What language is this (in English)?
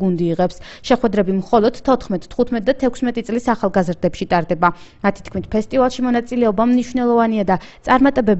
Romanian